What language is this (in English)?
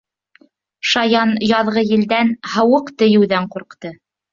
Bashkir